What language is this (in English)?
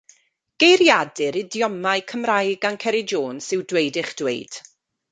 Welsh